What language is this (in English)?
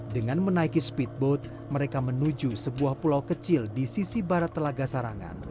Indonesian